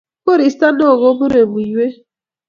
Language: Kalenjin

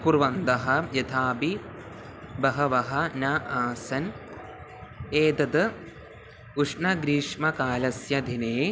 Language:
Sanskrit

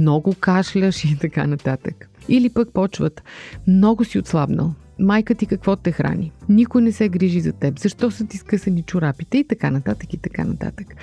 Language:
Bulgarian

